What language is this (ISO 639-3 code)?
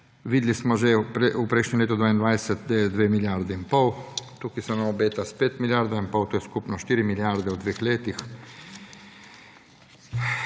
slv